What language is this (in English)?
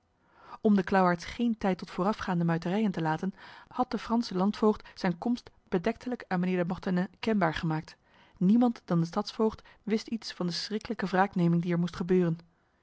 Dutch